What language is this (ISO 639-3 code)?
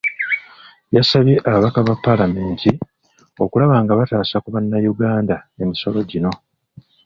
lug